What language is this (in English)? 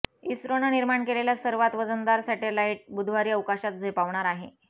Marathi